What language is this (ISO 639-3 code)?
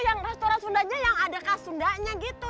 ind